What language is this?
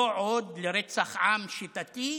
Hebrew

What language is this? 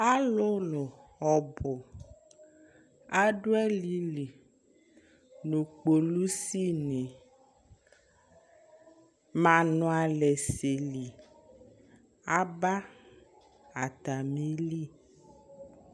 Ikposo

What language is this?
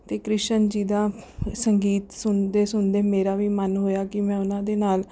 Punjabi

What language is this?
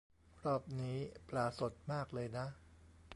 Thai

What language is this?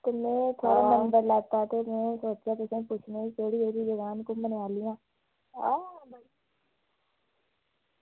Dogri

